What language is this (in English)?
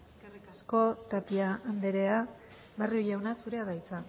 Basque